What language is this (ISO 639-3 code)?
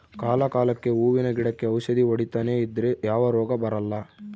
kan